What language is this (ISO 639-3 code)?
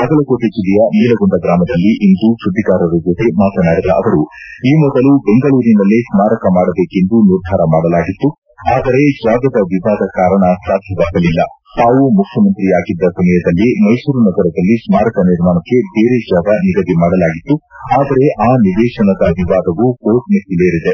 kan